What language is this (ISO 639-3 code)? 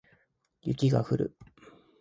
jpn